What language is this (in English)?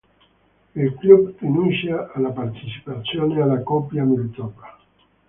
Italian